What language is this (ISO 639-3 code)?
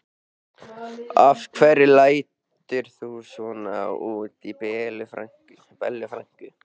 isl